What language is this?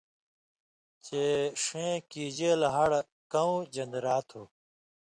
Indus Kohistani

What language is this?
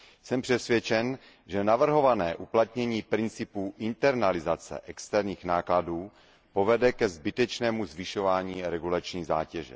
Czech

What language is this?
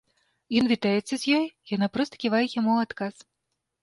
Belarusian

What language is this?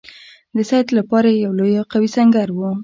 Pashto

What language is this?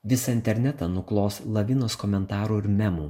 Lithuanian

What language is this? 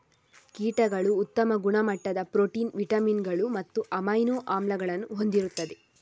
Kannada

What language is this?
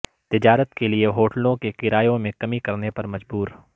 Urdu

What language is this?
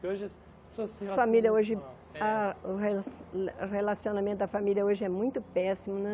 Portuguese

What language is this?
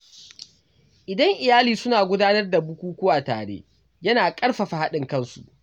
Hausa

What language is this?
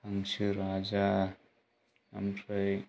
Bodo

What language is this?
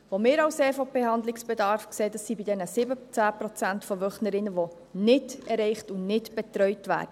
Swiss German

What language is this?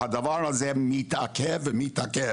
Hebrew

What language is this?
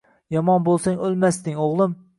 Uzbek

